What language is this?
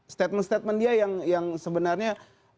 Indonesian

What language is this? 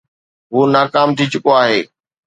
Sindhi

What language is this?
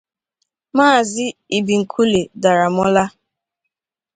Igbo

